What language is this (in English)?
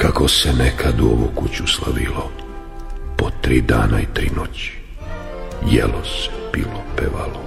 Croatian